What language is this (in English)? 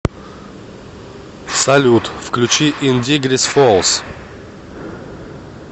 Russian